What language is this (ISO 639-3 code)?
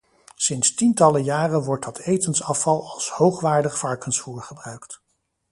nld